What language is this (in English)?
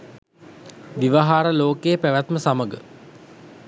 Sinhala